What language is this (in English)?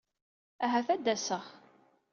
Kabyle